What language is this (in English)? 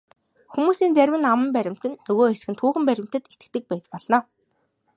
Mongolian